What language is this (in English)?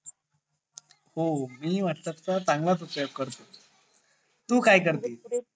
Marathi